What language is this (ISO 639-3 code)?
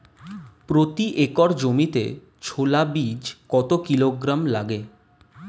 ben